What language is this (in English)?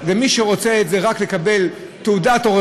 Hebrew